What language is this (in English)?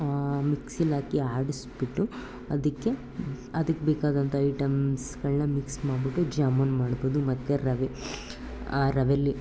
Kannada